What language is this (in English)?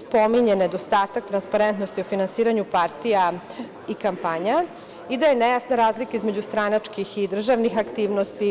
Serbian